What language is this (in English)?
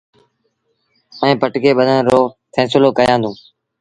Sindhi Bhil